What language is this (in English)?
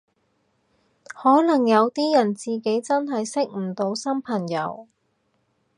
Cantonese